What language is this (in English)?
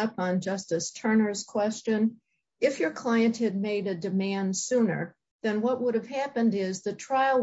English